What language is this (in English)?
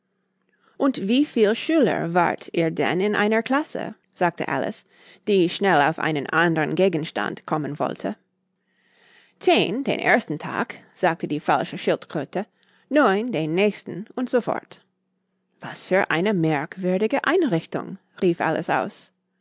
German